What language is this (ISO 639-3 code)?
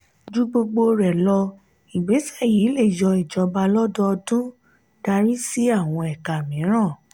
yor